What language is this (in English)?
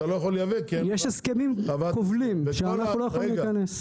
Hebrew